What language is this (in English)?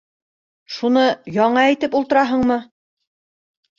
Bashkir